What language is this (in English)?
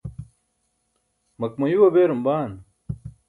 Burushaski